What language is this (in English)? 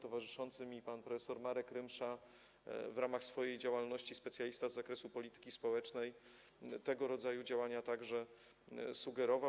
Polish